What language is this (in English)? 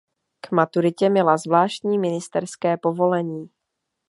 Czech